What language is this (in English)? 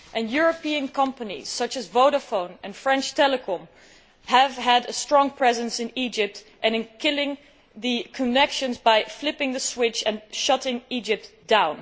English